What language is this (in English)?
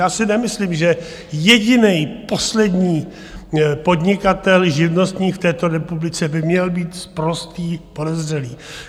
Czech